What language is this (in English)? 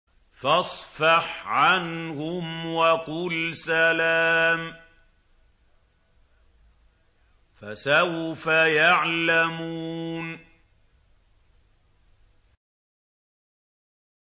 Arabic